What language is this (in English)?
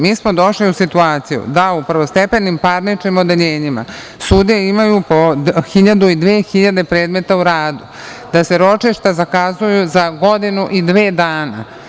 Serbian